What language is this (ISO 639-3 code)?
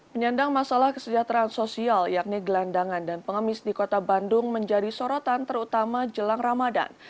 ind